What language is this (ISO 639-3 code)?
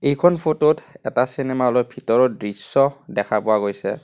asm